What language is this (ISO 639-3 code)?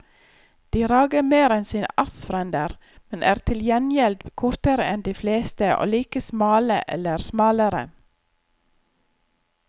nor